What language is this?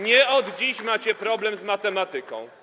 Polish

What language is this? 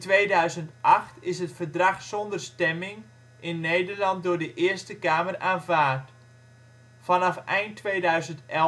Dutch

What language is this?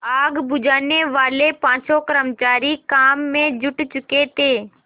Hindi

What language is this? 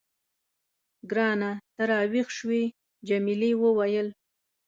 Pashto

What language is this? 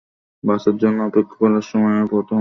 Bangla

